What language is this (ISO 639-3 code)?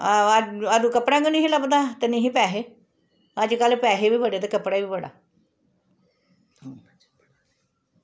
doi